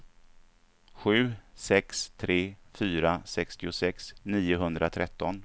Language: Swedish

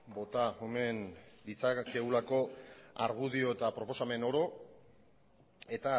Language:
Basque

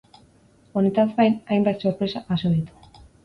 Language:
Basque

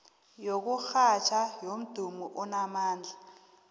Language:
South Ndebele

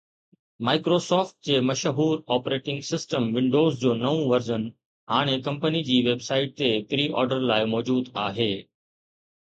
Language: Sindhi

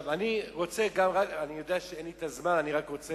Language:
Hebrew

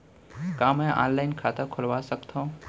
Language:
Chhattisgarhi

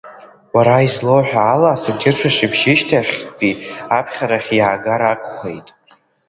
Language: Abkhazian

